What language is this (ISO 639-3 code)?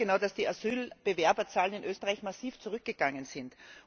deu